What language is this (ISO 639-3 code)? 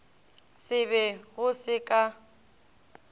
nso